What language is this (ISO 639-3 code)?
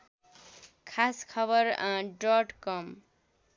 nep